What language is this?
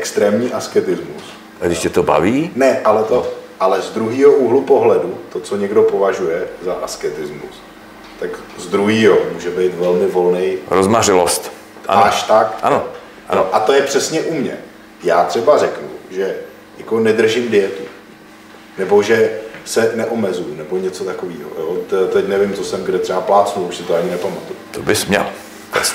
Czech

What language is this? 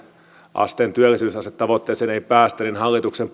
Finnish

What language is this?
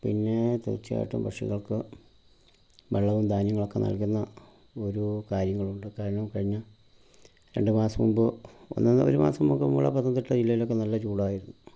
Malayalam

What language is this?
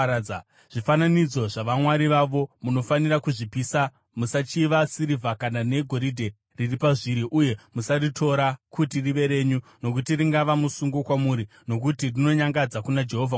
Shona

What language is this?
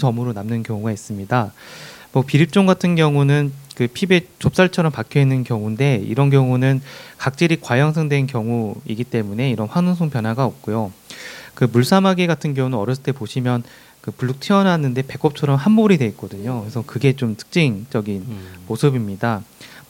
Korean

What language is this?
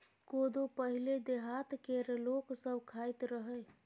Maithili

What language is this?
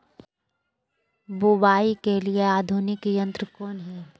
Magahi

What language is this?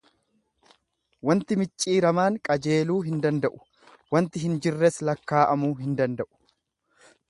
Oromo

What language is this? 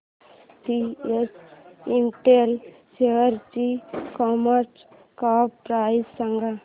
Marathi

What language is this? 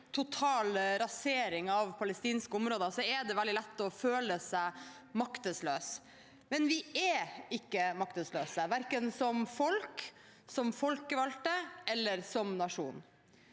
Norwegian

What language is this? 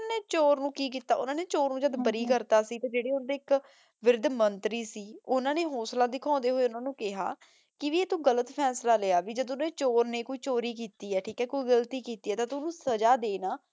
Punjabi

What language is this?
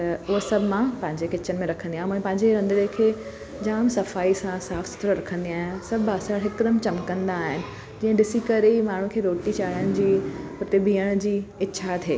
Sindhi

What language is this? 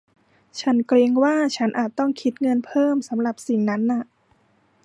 Thai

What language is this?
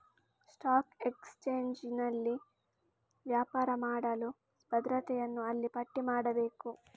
Kannada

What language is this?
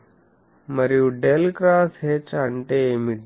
Telugu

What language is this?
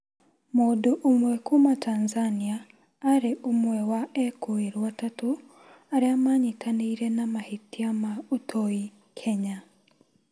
Kikuyu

